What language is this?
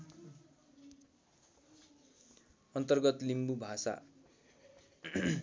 Nepali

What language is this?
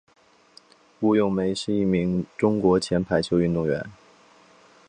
Chinese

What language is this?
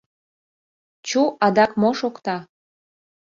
Mari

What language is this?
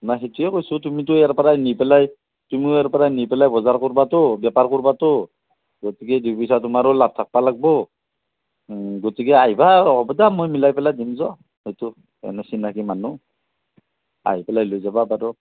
Assamese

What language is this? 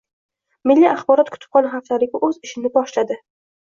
Uzbek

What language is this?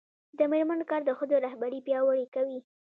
Pashto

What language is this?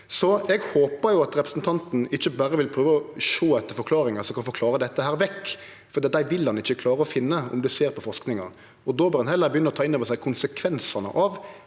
Norwegian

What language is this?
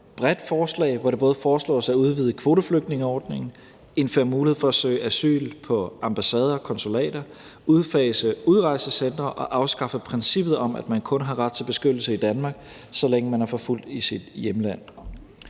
Danish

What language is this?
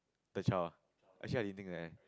English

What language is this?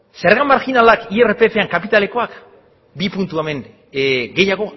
Basque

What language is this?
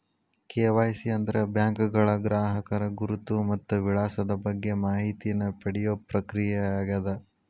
Kannada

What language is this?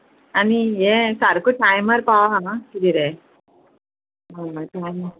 Konkani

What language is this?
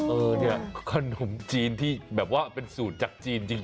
Thai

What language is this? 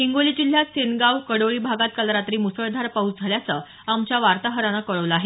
Marathi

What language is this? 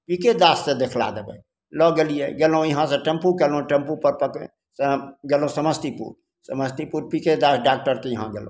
Maithili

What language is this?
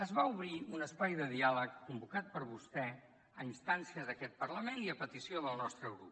Catalan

